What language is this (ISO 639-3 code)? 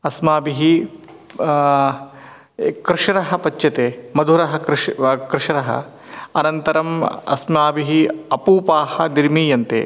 san